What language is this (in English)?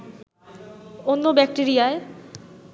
Bangla